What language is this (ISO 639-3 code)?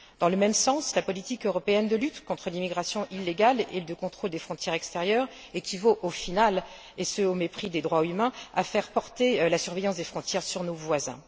fra